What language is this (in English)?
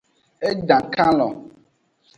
Aja (Benin)